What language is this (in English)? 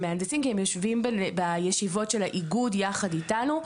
Hebrew